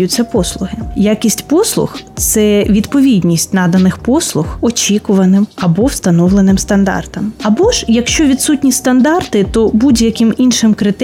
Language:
Ukrainian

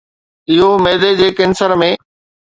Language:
Sindhi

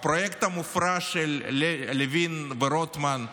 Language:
Hebrew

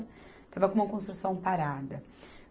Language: Portuguese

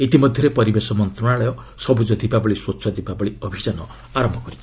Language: Odia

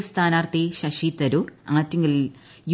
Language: Malayalam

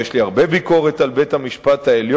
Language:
Hebrew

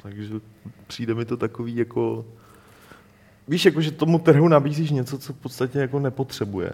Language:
Czech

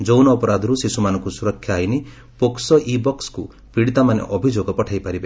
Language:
Odia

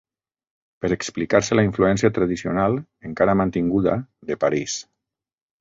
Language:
Catalan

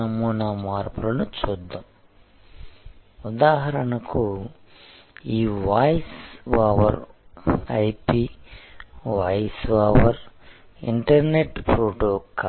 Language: Telugu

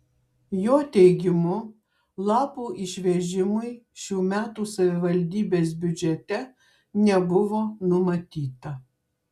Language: Lithuanian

